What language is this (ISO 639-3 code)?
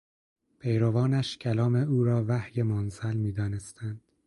fas